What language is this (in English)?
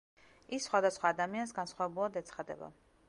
Georgian